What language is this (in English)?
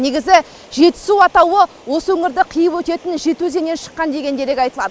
Kazakh